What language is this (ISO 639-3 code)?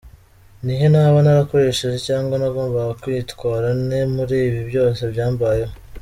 kin